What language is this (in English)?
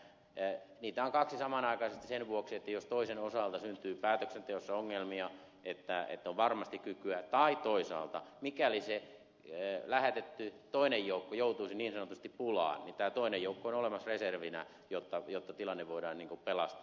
Finnish